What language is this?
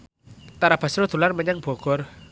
Javanese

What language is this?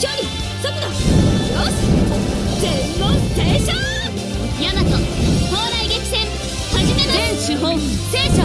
Japanese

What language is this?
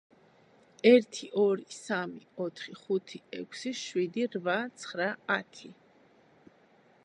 Georgian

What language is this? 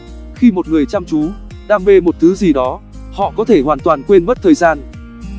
Vietnamese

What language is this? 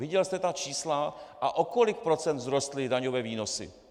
Czech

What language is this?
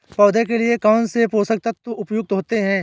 Hindi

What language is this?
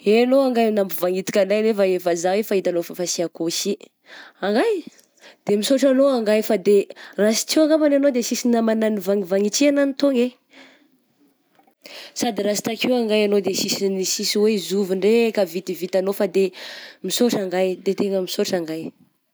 Southern Betsimisaraka Malagasy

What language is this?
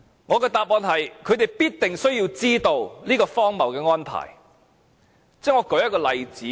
Cantonese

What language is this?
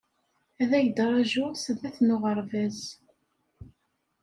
Kabyle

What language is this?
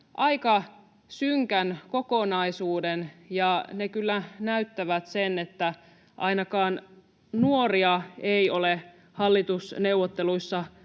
Finnish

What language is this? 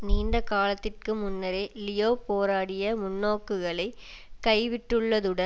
Tamil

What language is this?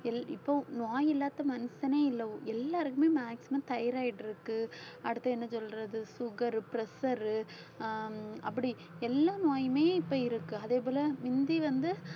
Tamil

